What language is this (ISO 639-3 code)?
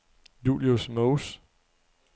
dan